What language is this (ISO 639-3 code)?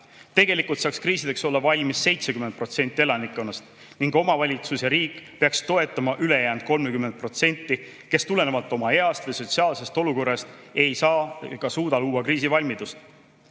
est